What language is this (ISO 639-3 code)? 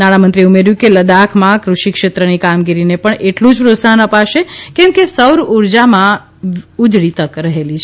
guj